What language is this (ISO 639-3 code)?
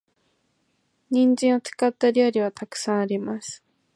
jpn